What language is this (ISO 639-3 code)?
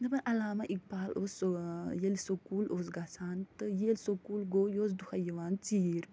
kas